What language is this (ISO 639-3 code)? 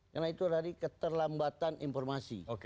ind